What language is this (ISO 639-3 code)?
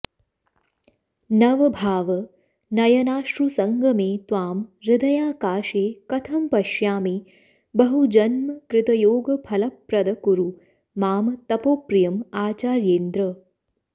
san